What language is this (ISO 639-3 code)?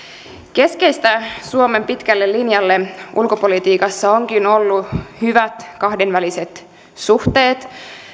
fin